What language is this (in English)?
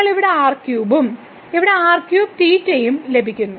Malayalam